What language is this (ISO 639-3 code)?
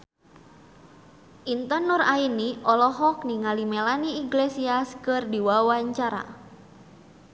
sun